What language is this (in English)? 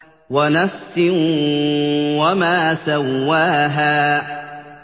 Arabic